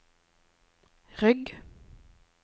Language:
Norwegian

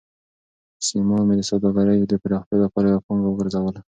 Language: Pashto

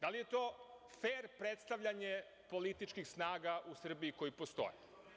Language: Serbian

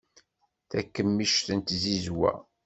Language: Kabyle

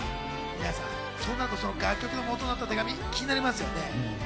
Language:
Japanese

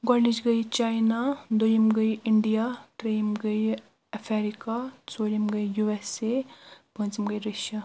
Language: Kashmiri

